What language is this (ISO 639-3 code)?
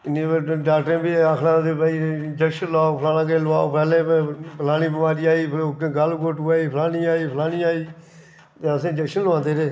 doi